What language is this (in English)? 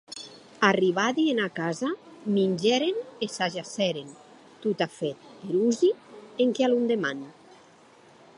Occitan